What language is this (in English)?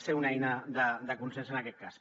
Catalan